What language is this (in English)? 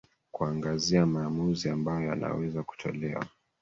Swahili